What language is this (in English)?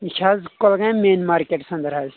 Kashmiri